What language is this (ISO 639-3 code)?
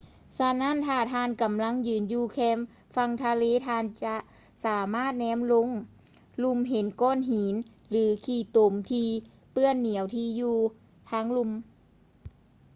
lao